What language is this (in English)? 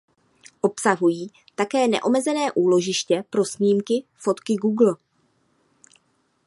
Czech